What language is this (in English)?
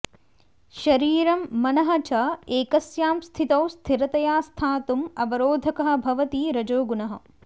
Sanskrit